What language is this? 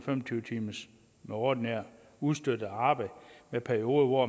Danish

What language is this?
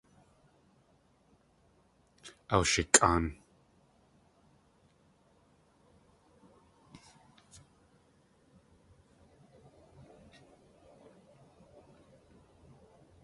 Tlingit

